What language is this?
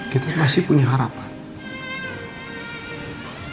Indonesian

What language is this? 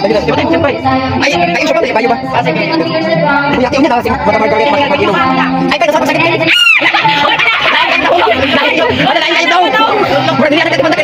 Filipino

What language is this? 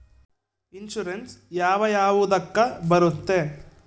Kannada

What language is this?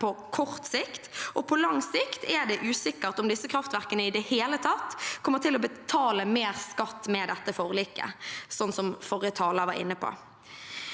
Norwegian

